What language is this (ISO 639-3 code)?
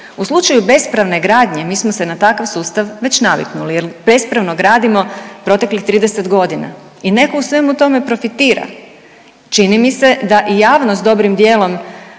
hrv